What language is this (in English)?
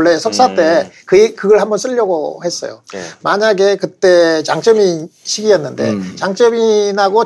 Korean